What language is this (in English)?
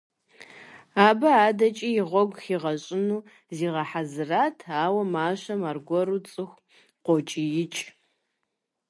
Kabardian